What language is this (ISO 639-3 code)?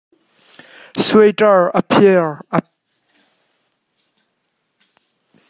cnh